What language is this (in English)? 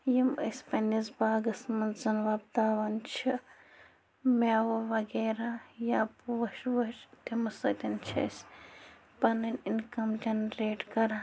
Kashmiri